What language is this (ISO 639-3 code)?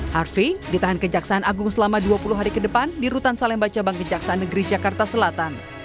ind